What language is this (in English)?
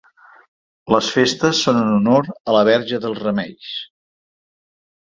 Catalan